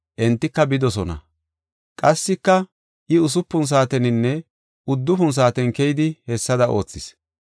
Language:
Gofa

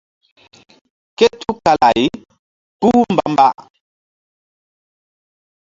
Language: Mbum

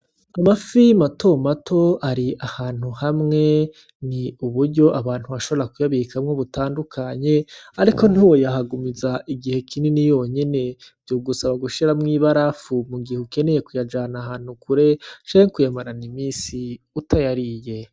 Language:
Rundi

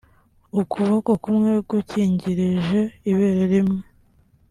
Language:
Kinyarwanda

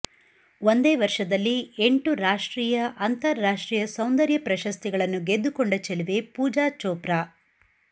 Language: Kannada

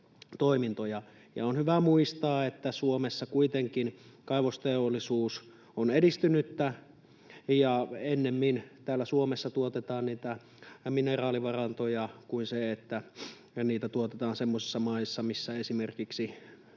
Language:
Finnish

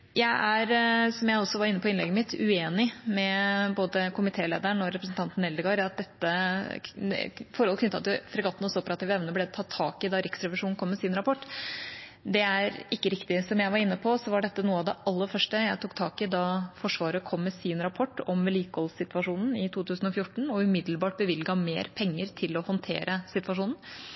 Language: Norwegian Bokmål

